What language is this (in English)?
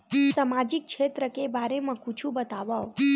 Chhattisgarhi